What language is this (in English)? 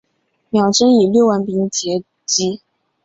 Chinese